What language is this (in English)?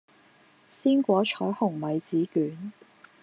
Cantonese